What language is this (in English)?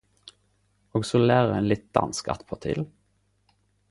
Norwegian Nynorsk